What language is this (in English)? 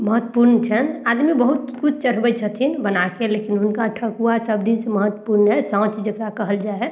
Maithili